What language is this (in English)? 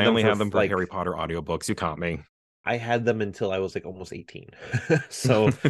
English